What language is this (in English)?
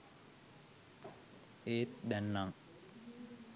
Sinhala